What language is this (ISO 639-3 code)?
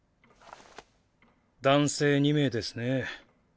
jpn